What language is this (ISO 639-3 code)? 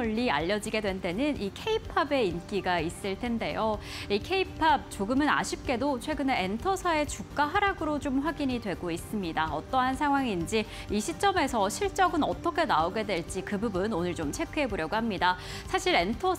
kor